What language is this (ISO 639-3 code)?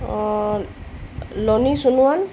asm